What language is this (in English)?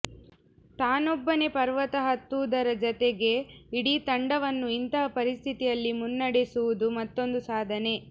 Kannada